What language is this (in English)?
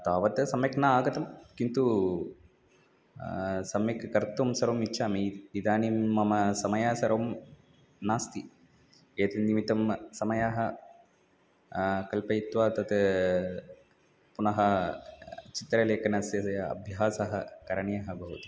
Sanskrit